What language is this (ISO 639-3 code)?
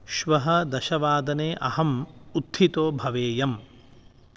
san